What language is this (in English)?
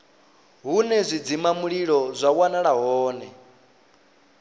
Venda